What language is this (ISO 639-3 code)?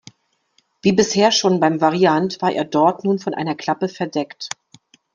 deu